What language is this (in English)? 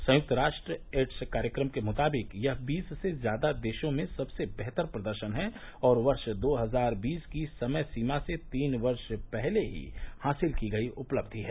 Hindi